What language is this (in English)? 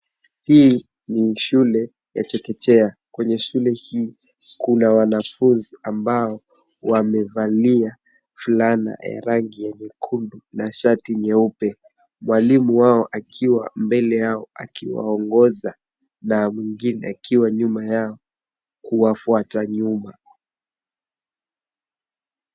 Swahili